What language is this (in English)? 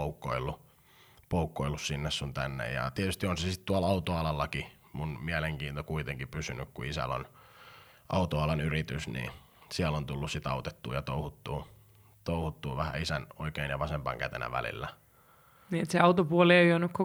Finnish